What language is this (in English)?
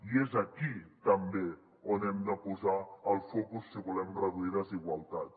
Catalan